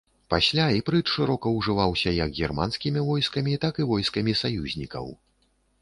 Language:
Belarusian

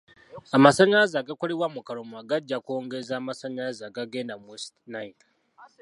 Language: Ganda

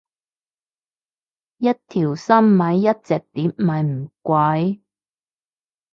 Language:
Cantonese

